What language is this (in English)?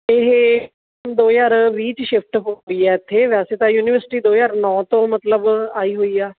Punjabi